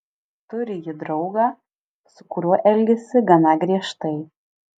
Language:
Lithuanian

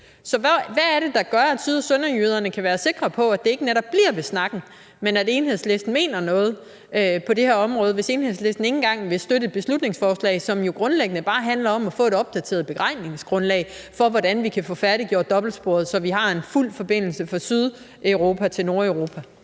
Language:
Danish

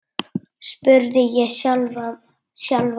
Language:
Icelandic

